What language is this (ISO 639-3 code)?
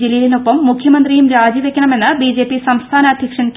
mal